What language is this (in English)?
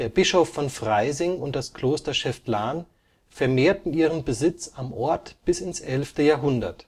German